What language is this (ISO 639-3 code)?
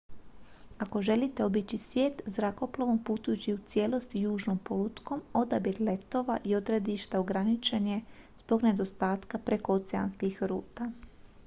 hrv